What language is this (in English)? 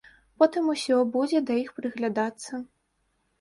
Belarusian